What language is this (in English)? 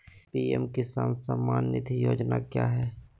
Magahi